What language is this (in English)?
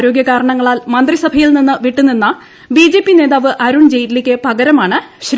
Malayalam